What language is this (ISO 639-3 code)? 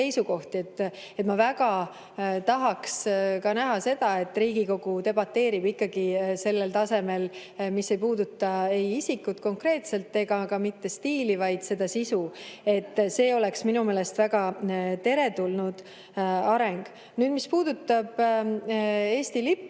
est